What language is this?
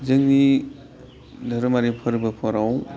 Bodo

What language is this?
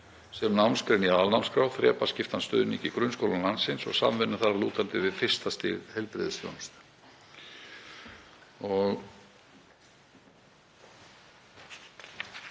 Icelandic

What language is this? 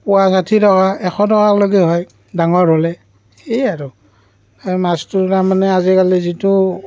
Assamese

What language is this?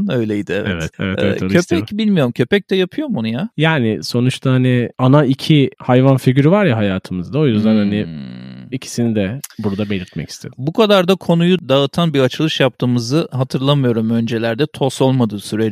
Turkish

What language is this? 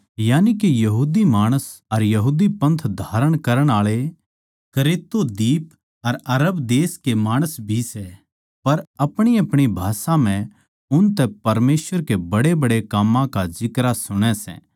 Haryanvi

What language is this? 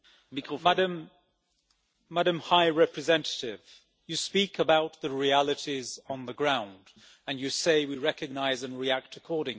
English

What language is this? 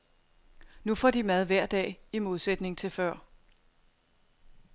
Danish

